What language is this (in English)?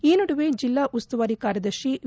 Kannada